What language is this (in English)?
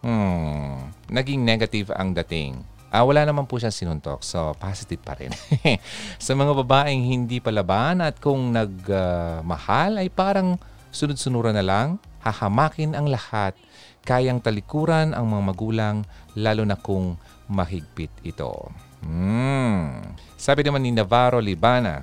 Filipino